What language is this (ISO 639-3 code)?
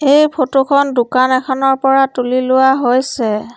asm